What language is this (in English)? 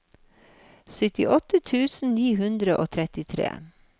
Norwegian